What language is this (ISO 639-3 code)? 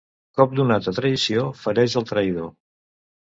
cat